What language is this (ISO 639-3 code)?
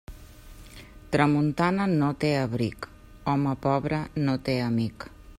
cat